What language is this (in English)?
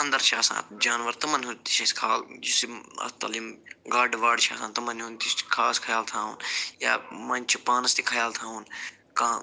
Kashmiri